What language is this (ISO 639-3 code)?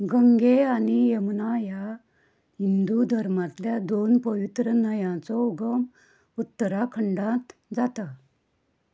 kok